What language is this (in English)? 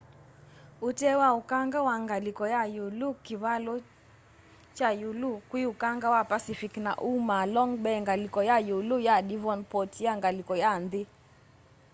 Kamba